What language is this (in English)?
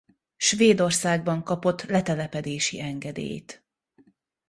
Hungarian